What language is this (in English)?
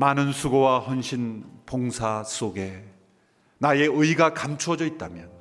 Korean